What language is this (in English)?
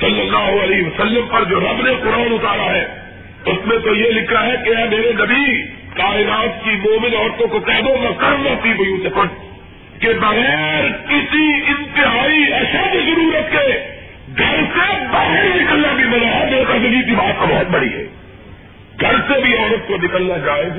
Urdu